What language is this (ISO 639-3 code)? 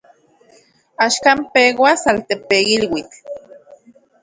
ncx